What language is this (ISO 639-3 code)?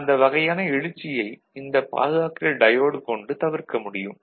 tam